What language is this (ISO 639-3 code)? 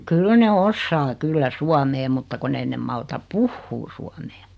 fin